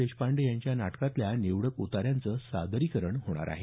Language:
Marathi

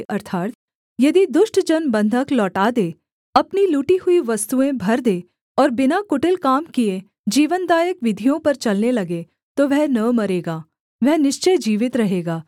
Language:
Hindi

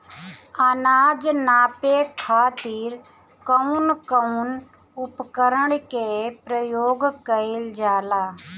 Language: Bhojpuri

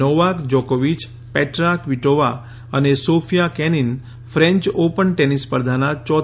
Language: Gujarati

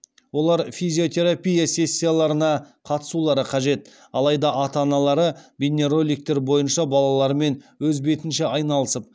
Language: Kazakh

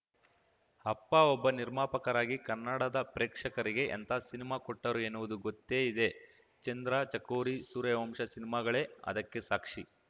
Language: Kannada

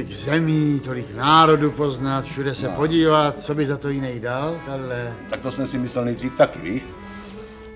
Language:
Czech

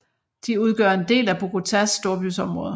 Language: Danish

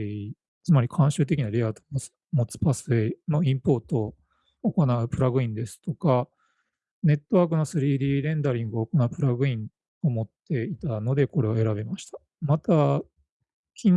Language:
Japanese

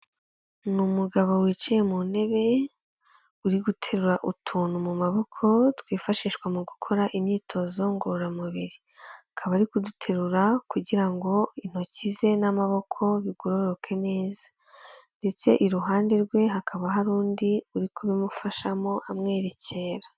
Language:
Kinyarwanda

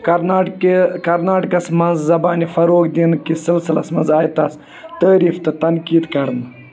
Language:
Kashmiri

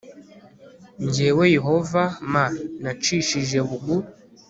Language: Kinyarwanda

